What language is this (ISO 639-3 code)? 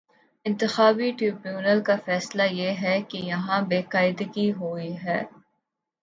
urd